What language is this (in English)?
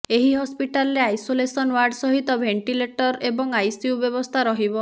Odia